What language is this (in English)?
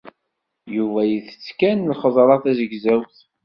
Kabyle